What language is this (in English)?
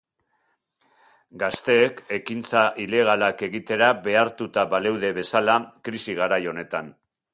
Basque